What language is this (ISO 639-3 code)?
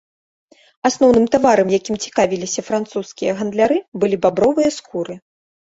bel